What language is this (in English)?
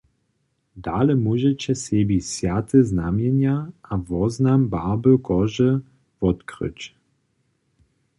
Upper Sorbian